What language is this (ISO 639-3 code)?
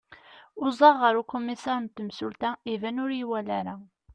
kab